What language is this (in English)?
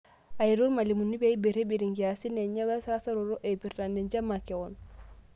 Masai